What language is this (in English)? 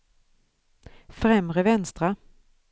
Swedish